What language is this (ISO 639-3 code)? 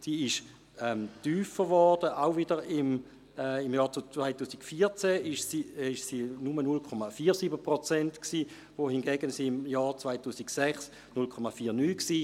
gsw